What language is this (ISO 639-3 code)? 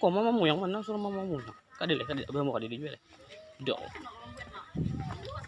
ind